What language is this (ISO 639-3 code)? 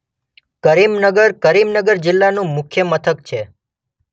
guj